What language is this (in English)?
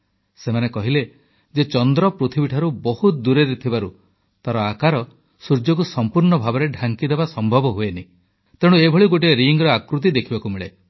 Odia